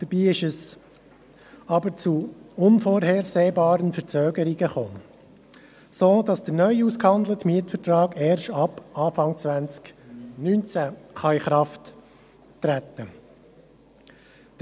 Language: Swiss German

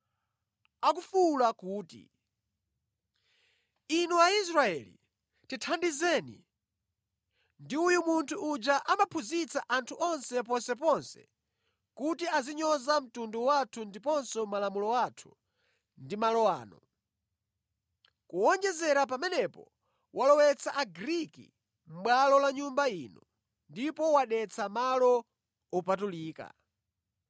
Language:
Nyanja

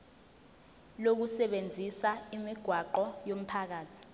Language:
Zulu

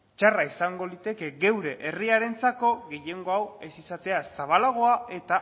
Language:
Basque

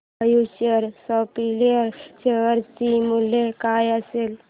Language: Marathi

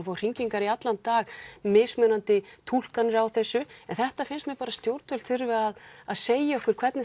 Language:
Icelandic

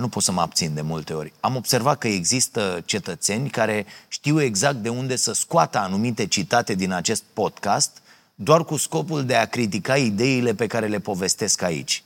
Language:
Romanian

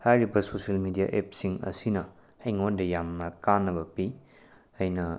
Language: Manipuri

